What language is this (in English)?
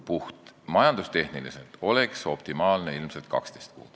Estonian